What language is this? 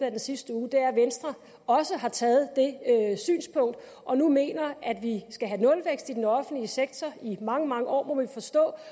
Danish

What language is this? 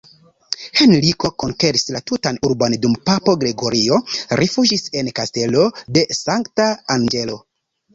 Esperanto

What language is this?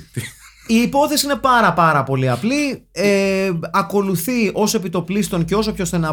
Greek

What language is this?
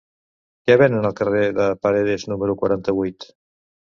Catalan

